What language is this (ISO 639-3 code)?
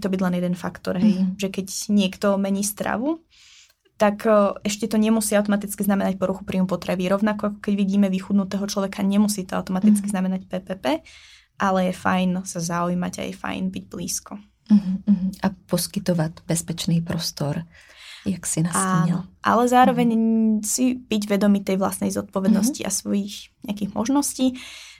ces